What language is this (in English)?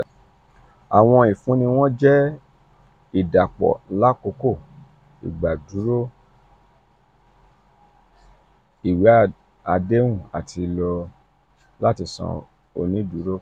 Yoruba